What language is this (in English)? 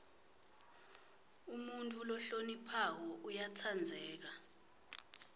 Swati